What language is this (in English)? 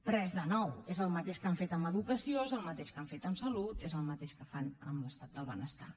Catalan